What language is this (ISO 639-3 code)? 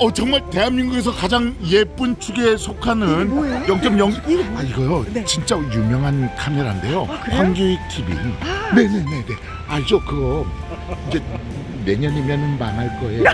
kor